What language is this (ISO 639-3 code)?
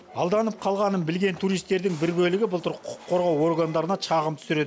kaz